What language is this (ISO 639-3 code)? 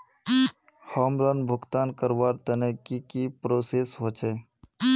mag